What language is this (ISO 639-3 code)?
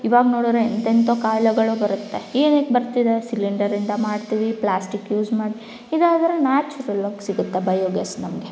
kan